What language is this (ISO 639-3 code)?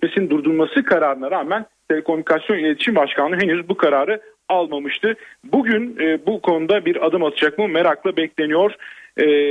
tur